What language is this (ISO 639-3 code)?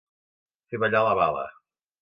cat